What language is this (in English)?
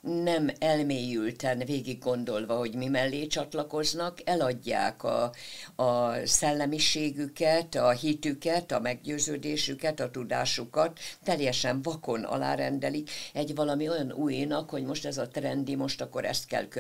Hungarian